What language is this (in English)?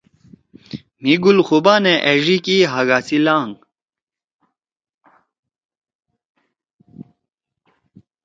Torwali